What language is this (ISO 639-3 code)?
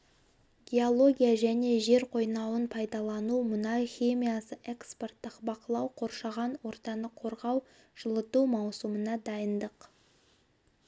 kaz